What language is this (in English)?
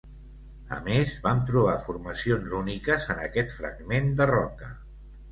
Catalan